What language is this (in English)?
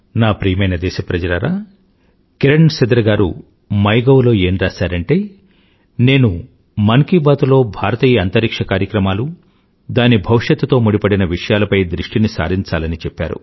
Telugu